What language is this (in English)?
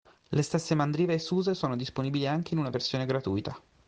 Italian